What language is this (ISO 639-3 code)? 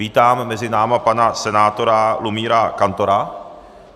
ces